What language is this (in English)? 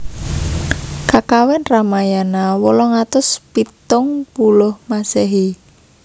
Javanese